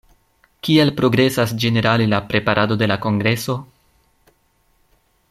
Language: Esperanto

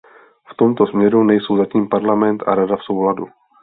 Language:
Czech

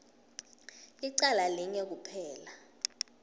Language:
Swati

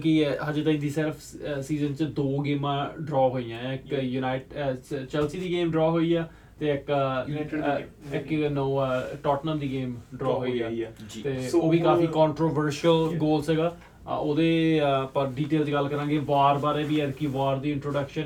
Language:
Punjabi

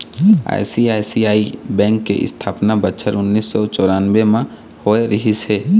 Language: Chhattisgarhi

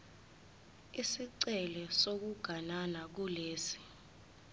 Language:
Zulu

